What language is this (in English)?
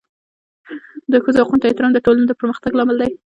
Pashto